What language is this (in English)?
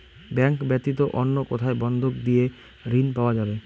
Bangla